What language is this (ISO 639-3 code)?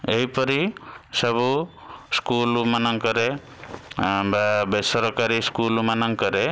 ori